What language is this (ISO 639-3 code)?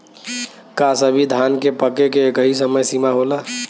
bho